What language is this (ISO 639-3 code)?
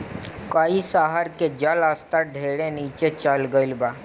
bho